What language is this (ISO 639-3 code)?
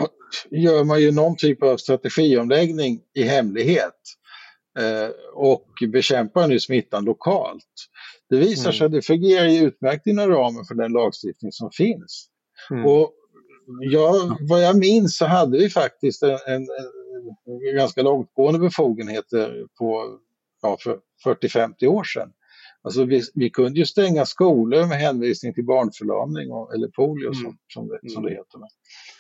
swe